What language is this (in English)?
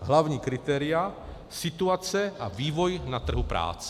Czech